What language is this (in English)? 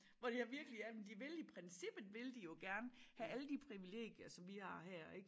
Danish